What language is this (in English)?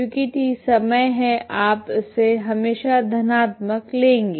Hindi